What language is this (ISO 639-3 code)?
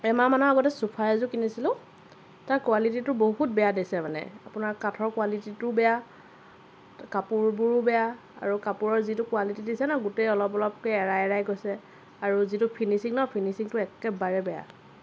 asm